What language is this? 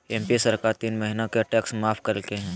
Magahi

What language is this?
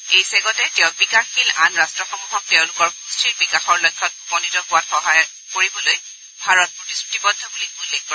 Assamese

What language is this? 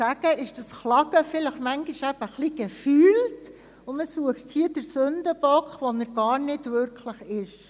Swiss German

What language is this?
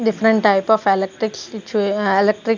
English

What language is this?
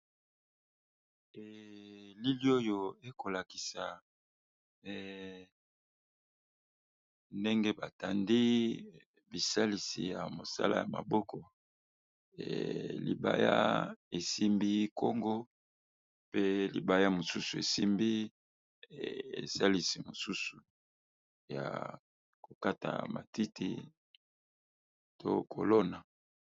Lingala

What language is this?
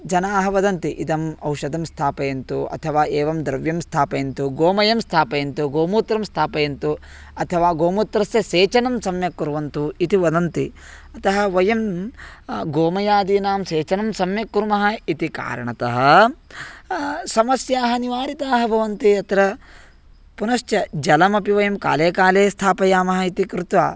Sanskrit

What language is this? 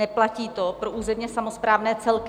Czech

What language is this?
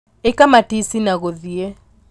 Kikuyu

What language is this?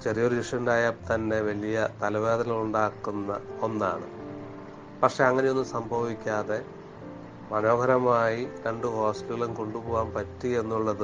Malayalam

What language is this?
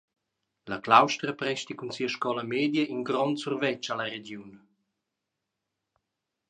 Romansh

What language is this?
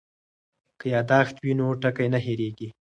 Pashto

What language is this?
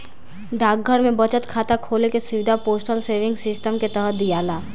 Bhojpuri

